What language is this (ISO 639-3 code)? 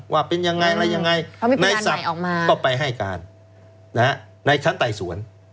tha